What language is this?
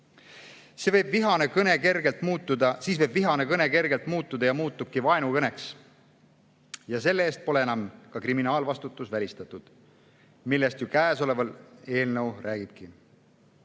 Estonian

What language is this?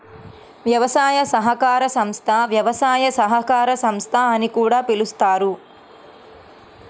Telugu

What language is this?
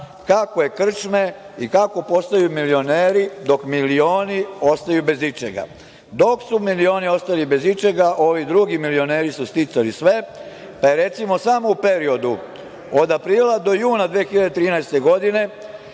Serbian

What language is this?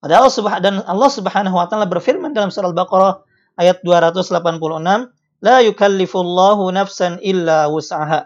Indonesian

